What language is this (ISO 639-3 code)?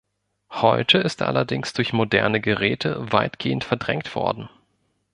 deu